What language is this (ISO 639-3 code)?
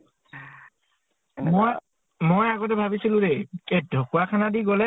asm